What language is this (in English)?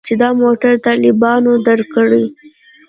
Pashto